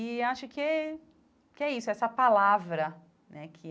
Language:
Portuguese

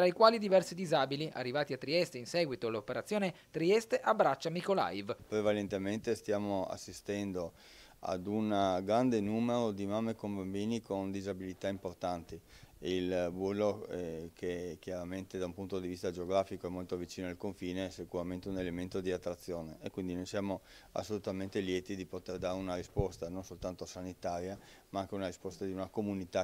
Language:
Italian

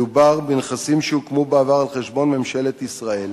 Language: Hebrew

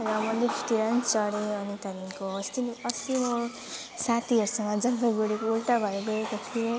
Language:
Nepali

